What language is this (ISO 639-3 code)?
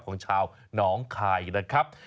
tha